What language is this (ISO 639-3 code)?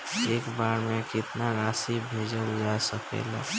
bho